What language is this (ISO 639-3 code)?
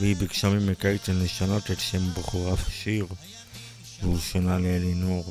heb